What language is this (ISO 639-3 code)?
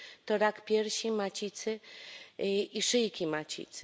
pol